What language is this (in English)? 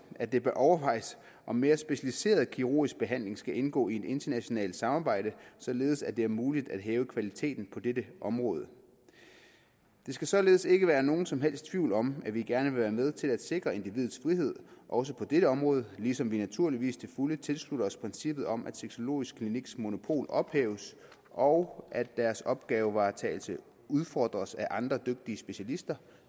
Danish